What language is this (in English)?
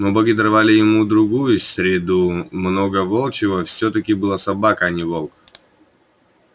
Russian